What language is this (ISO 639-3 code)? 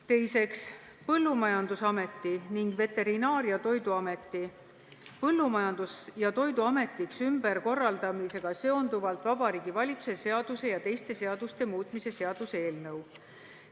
est